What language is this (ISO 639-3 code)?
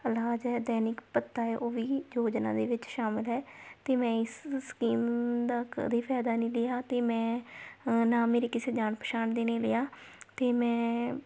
pan